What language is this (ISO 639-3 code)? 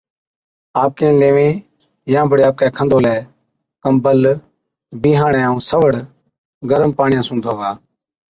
odk